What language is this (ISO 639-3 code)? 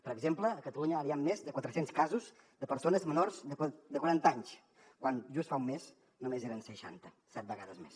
cat